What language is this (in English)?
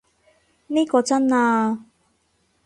Cantonese